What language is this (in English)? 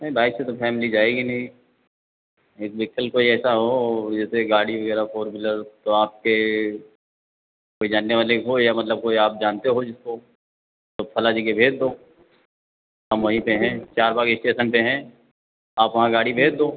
Hindi